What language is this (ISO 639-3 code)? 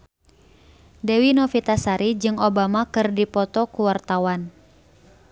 sun